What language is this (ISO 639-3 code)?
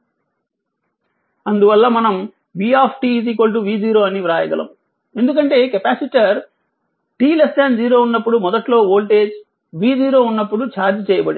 tel